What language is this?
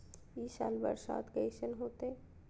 Magahi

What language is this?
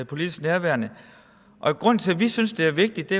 Danish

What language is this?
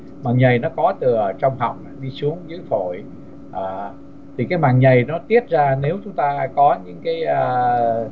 Vietnamese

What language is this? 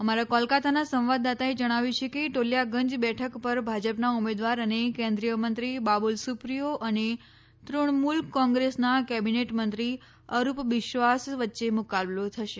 Gujarati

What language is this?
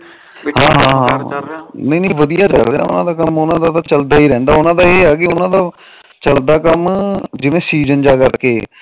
Punjabi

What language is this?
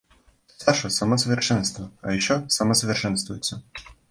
Russian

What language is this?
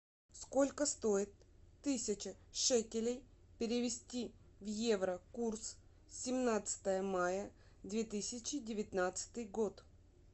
Russian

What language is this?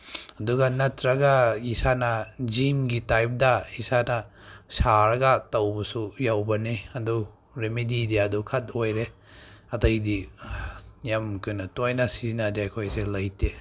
Manipuri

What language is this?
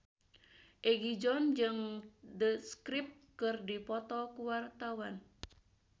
Sundanese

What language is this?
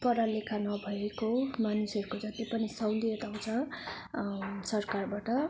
Nepali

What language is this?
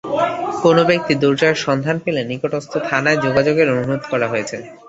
Bangla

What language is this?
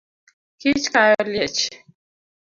Luo (Kenya and Tanzania)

